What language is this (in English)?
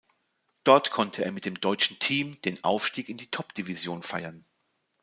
German